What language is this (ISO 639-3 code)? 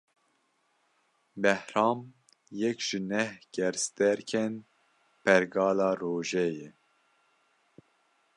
kur